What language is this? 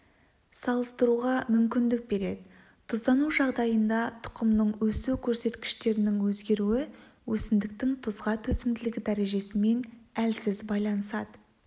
Kazakh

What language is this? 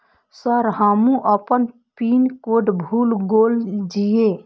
Maithili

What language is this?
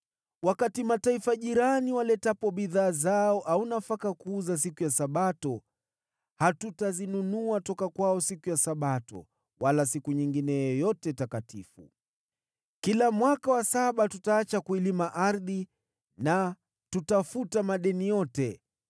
Swahili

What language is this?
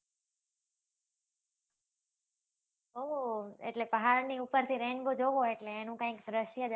Gujarati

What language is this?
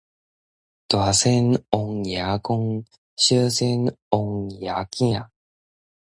Min Nan Chinese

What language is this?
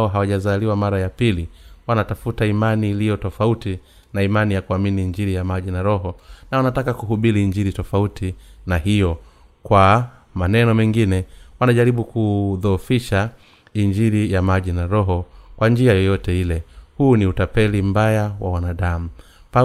Swahili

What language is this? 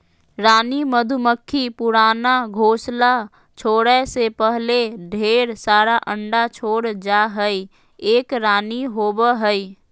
Magahi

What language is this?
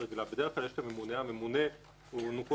Hebrew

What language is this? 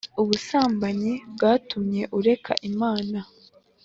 Kinyarwanda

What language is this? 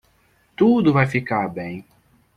Portuguese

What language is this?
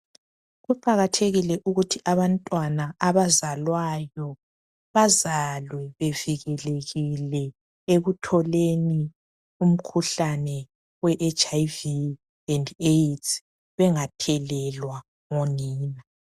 North Ndebele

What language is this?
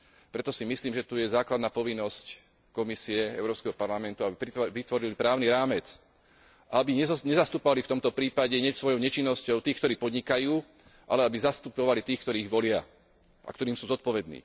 Slovak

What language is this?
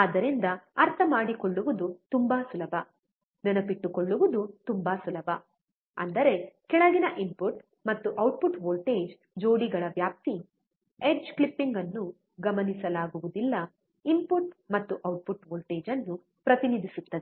Kannada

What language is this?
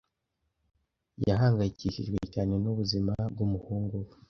Kinyarwanda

